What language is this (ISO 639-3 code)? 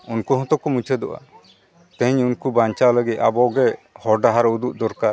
sat